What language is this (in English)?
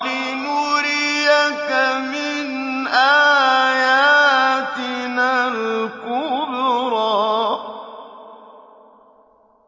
Arabic